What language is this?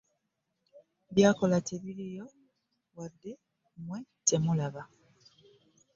Ganda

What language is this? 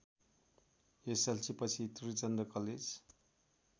Nepali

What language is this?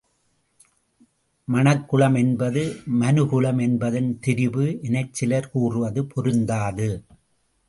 Tamil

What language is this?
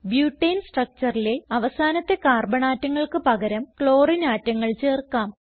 Malayalam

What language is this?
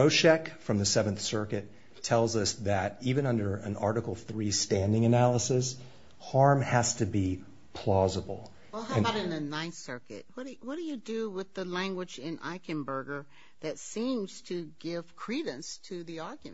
English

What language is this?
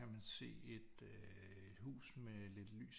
Danish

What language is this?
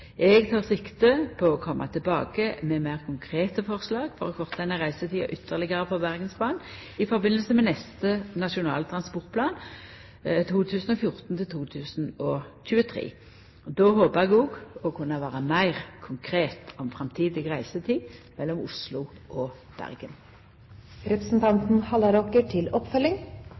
Norwegian Nynorsk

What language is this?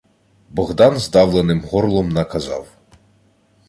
Ukrainian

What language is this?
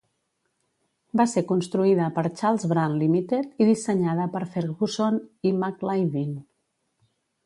Catalan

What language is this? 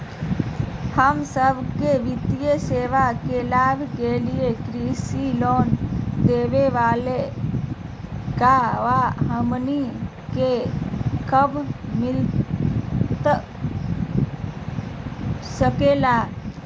Magahi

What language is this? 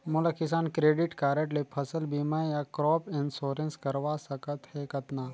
Chhattisgarhi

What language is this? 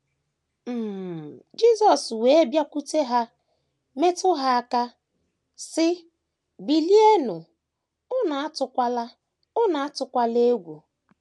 Igbo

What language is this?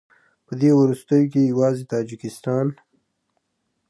Pashto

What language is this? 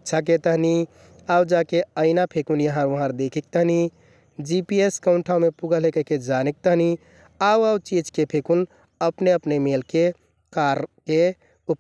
Kathoriya Tharu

